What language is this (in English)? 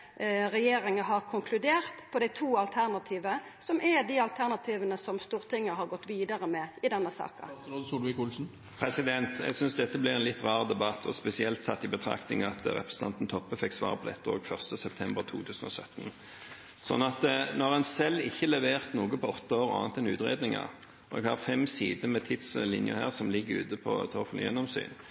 Norwegian